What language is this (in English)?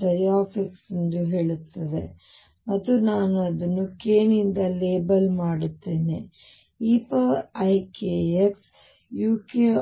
Kannada